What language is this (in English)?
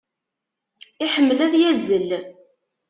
Kabyle